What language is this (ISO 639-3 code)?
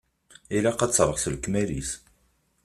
kab